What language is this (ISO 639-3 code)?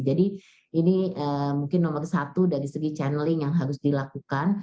ind